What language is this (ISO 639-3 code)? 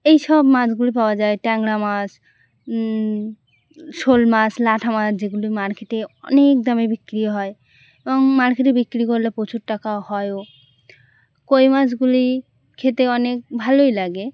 ben